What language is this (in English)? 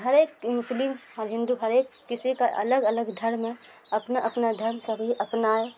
Urdu